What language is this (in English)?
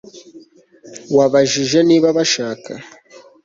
Kinyarwanda